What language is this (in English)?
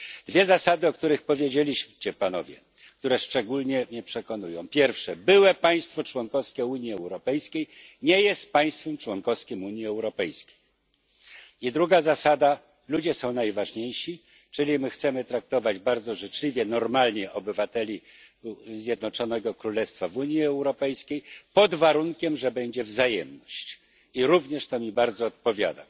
Polish